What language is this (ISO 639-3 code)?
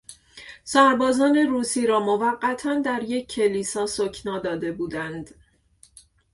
fas